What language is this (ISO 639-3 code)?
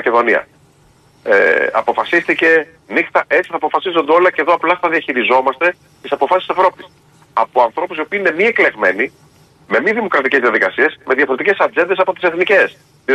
ell